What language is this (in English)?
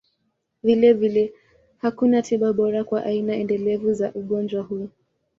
Swahili